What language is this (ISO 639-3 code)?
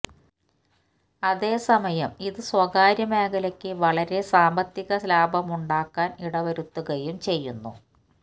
mal